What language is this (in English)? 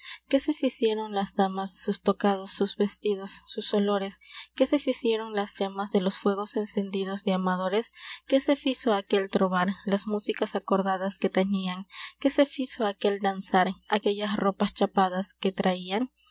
Spanish